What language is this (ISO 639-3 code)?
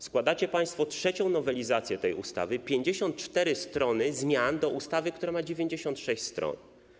pol